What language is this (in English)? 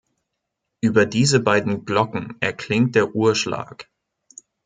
German